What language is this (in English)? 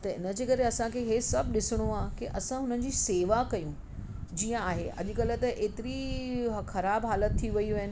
Sindhi